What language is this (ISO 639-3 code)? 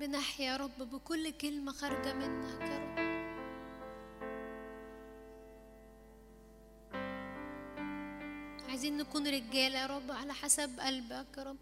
ara